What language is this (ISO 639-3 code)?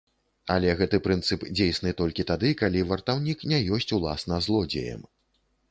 bel